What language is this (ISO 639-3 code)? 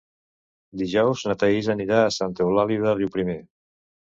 cat